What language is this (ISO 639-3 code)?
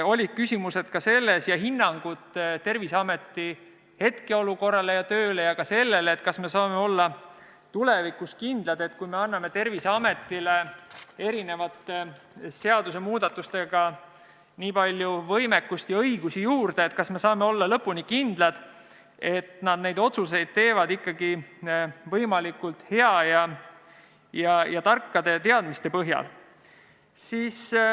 est